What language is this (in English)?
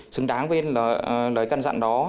Vietnamese